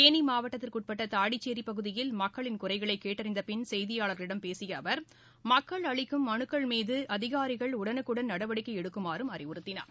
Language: Tamil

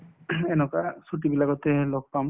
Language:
Assamese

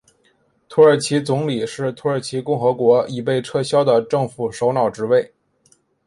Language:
Chinese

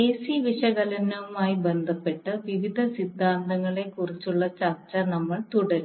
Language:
Malayalam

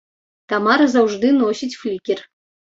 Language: Belarusian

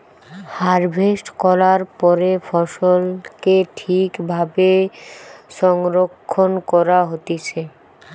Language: Bangla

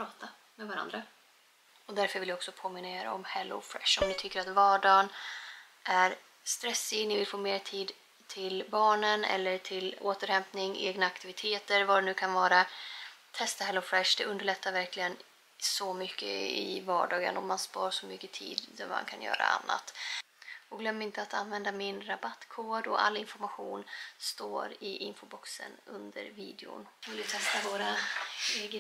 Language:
Swedish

